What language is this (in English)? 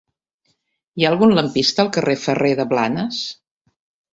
Catalan